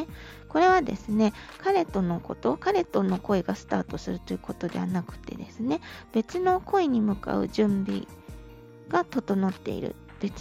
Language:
Japanese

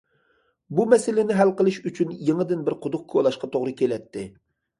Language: Uyghur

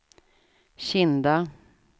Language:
Swedish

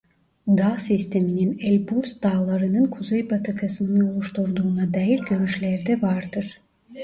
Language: Turkish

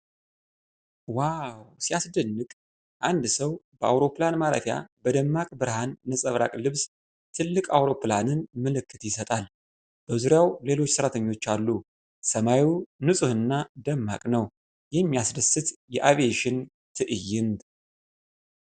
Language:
Amharic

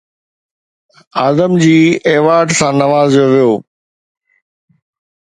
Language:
Sindhi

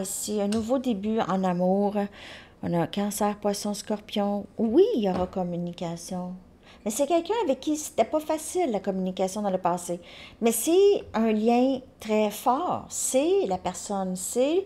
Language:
French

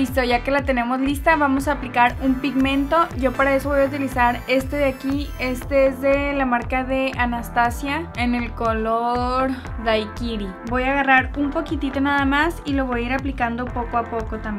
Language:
Spanish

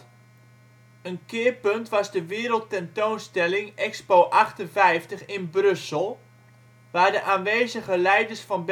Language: Dutch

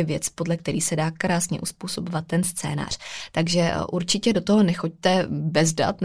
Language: Czech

